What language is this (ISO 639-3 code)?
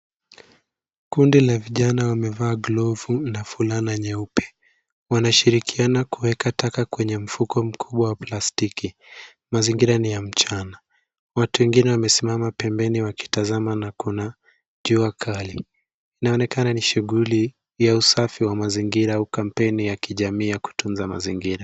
swa